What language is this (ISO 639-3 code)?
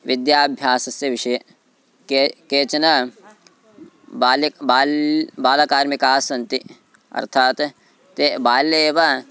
san